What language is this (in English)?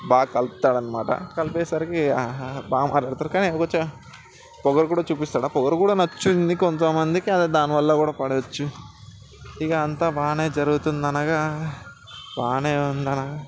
Telugu